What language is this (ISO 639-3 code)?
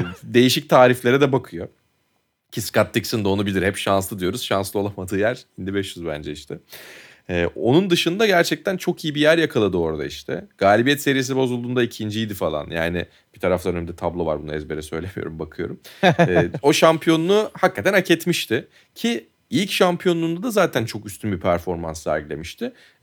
tur